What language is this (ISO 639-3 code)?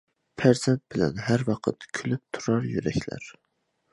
uig